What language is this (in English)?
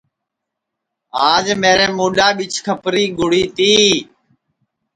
Sansi